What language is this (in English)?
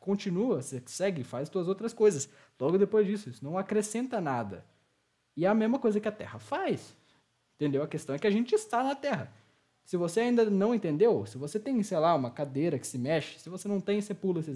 Portuguese